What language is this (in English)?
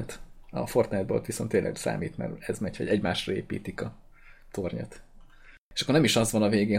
Hungarian